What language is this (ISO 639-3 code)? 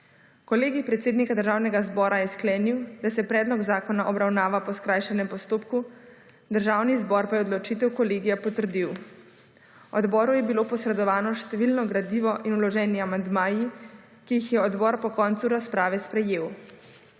slv